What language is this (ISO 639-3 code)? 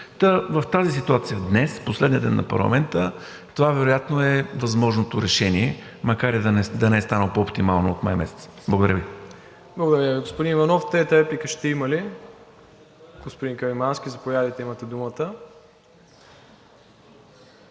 bul